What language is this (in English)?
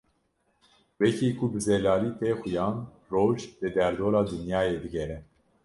Kurdish